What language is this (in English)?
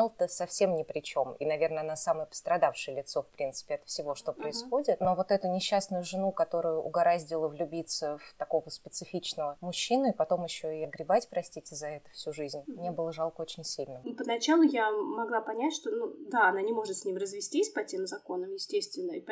Russian